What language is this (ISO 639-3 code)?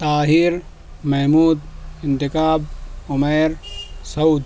urd